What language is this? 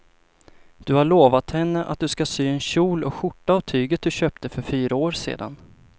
Swedish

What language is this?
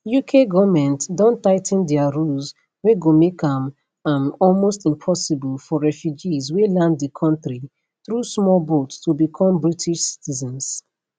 Nigerian Pidgin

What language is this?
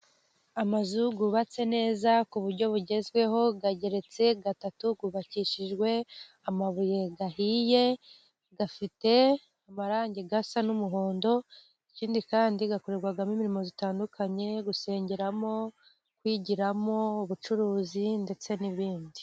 Kinyarwanda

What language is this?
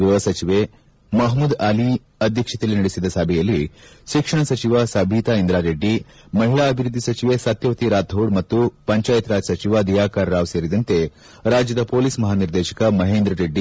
Kannada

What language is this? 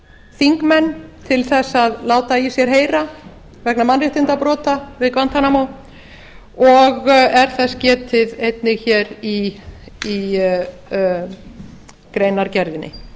Icelandic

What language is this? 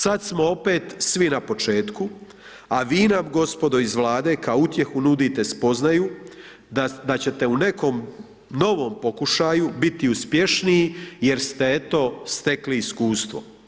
Croatian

